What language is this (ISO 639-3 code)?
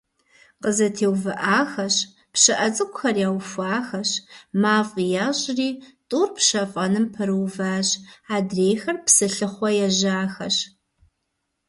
kbd